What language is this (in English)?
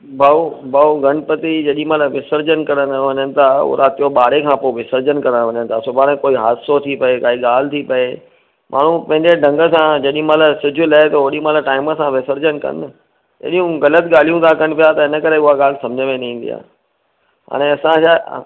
Sindhi